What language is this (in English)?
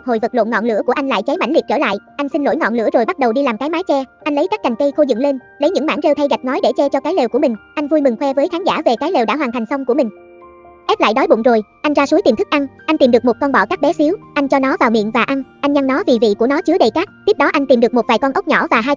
Vietnamese